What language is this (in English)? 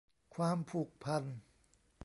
Thai